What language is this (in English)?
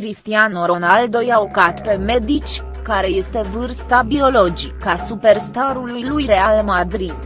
Romanian